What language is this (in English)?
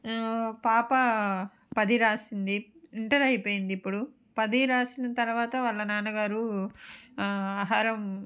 Telugu